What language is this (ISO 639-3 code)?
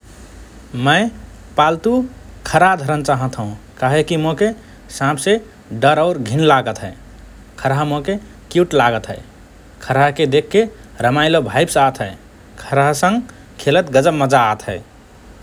thr